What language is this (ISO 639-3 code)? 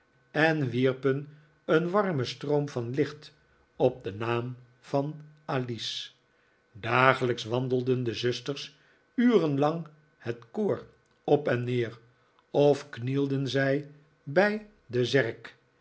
nld